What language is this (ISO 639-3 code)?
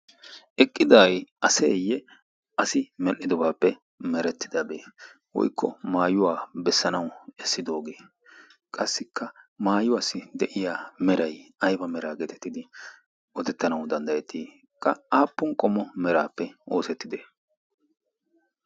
wal